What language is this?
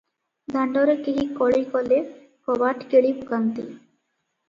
Odia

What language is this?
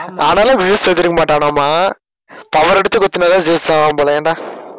Tamil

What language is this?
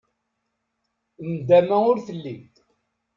Kabyle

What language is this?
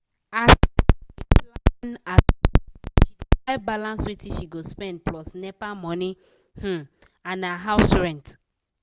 Nigerian Pidgin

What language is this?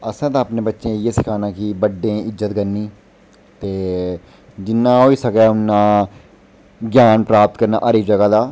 Dogri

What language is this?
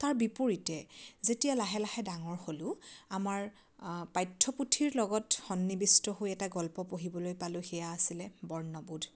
Assamese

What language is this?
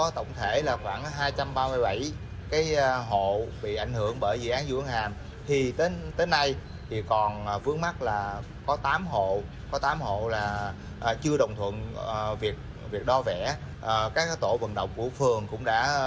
Vietnamese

